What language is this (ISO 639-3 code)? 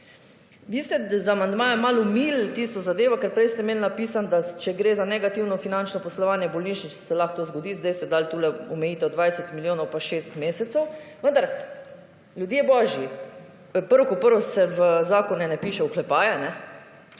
slv